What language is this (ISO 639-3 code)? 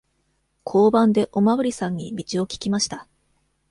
jpn